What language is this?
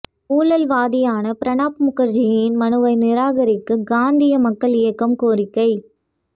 Tamil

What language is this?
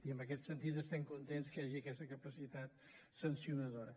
Catalan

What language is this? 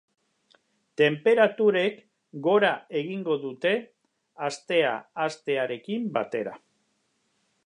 Basque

